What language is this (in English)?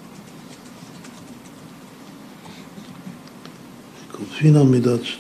Hebrew